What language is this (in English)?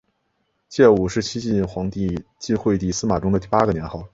Chinese